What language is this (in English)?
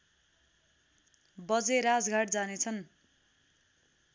Nepali